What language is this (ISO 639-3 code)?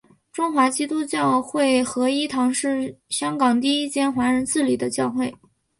zho